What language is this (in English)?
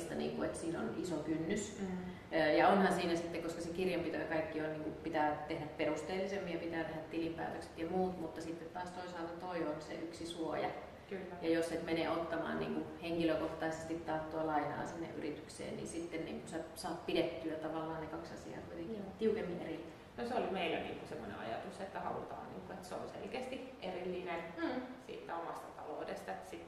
Finnish